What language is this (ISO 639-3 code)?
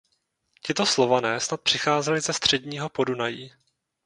ces